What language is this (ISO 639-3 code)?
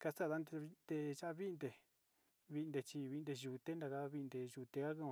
xti